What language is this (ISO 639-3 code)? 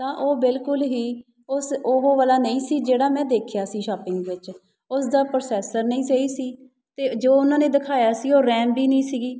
pan